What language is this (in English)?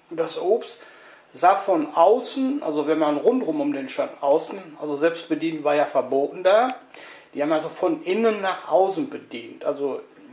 German